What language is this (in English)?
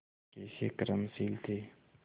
Hindi